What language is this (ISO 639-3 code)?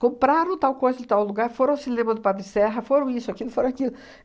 por